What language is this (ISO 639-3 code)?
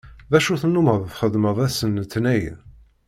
kab